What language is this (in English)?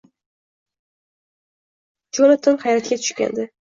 Uzbek